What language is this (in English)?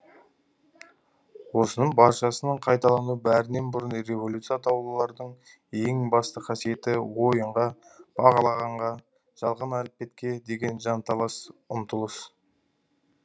Kazakh